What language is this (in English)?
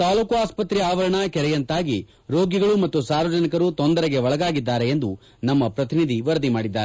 Kannada